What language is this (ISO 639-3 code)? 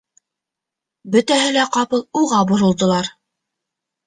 bak